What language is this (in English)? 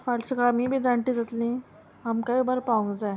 Konkani